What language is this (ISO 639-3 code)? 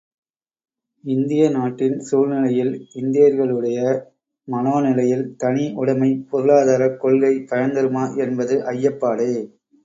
tam